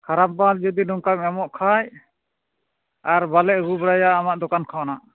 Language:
Santali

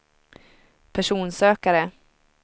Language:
Swedish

